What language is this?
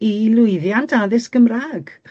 Welsh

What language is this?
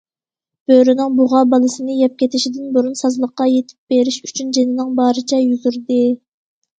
Uyghur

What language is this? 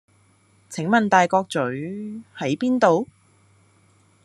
Cantonese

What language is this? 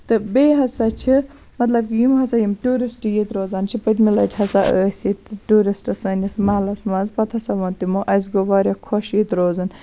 Kashmiri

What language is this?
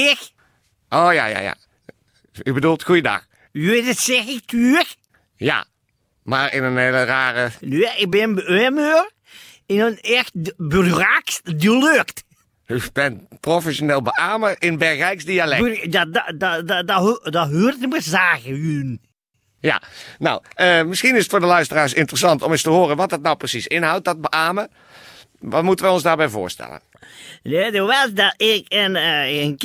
Dutch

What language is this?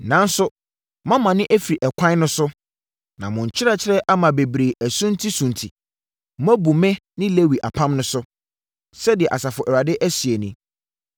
Akan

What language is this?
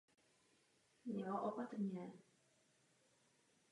Czech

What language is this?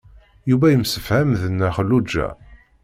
Kabyle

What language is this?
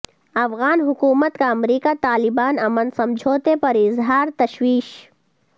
Urdu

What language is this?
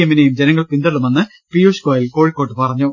Malayalam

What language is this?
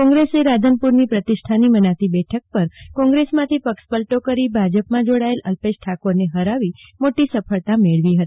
Gujarati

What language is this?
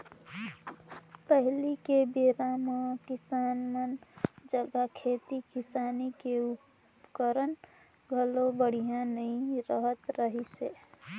Chhattisgarhi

